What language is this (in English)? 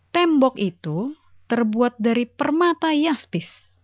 Indonesian